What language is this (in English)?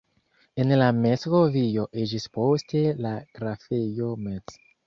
Esperanto